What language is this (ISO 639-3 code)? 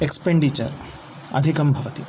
san